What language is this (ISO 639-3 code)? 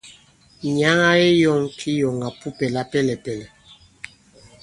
abb